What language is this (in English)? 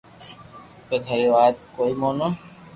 Loarki